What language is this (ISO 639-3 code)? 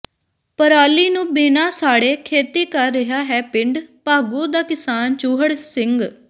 pan